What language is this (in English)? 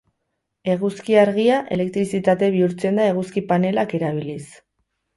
Basque